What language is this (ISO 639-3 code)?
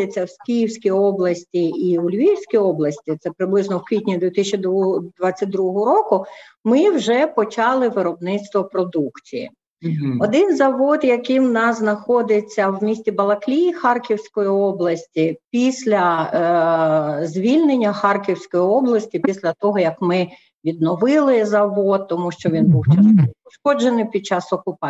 ukr